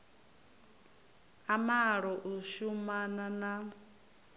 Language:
Venda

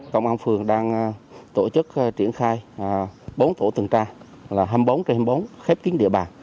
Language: Vietnamese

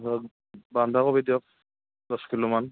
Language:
Assamese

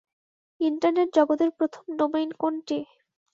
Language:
Bangla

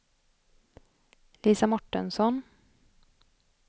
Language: Swedish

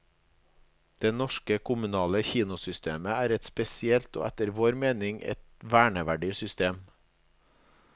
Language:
Norwegian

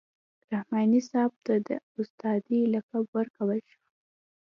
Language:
Pashto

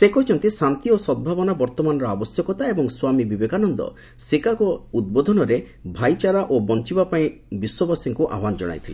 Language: Odia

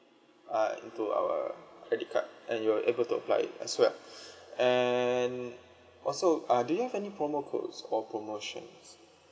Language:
English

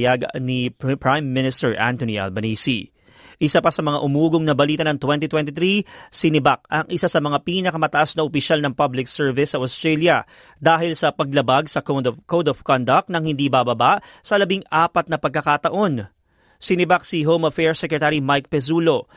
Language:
Filipino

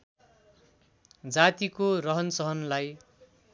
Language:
Nepali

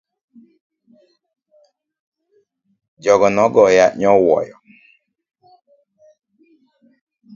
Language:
Luo (Kenya and Tanzania)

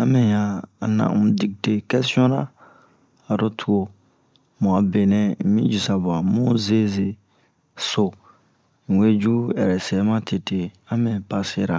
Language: Bomu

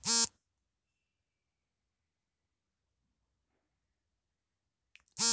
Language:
Kannada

